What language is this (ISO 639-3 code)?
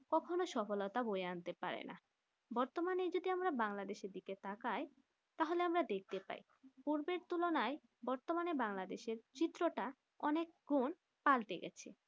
ben